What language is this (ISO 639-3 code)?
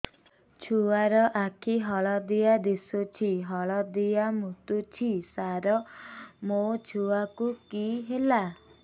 ori